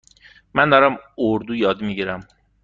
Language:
Persian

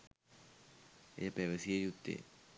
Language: Sinhala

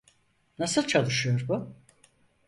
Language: Turkish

